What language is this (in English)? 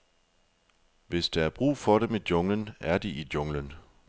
Danish